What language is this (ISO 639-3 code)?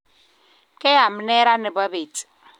kln